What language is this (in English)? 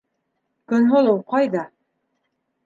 Bashkir